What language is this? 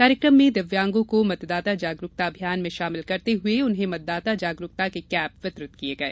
Hindi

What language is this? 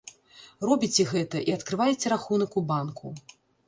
Belarusian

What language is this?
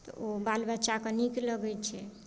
Maithili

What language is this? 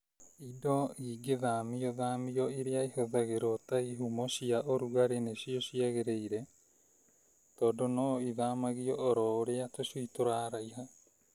Kikuyu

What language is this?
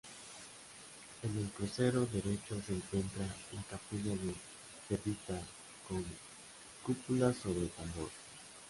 Spanish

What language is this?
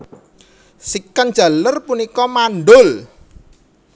Javanese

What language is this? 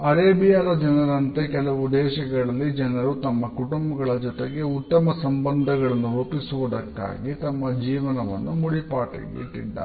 Kannada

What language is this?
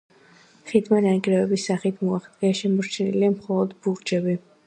Georgian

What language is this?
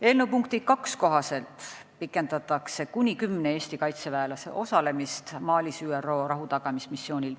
Estonian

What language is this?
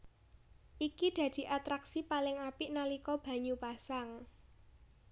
Javanese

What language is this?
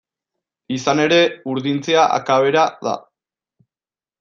Basque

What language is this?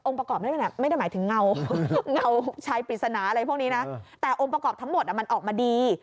Thai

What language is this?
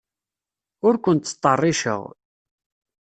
Kabyle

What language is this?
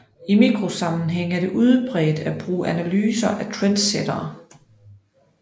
Danish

